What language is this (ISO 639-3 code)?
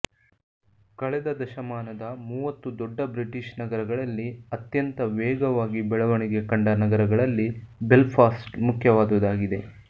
kan